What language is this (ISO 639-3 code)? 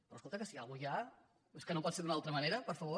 cat